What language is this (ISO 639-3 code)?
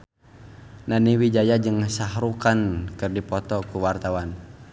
sun